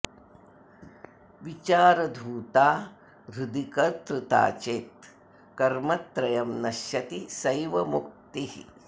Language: Sanskrit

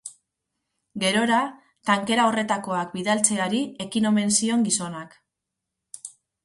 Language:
Basque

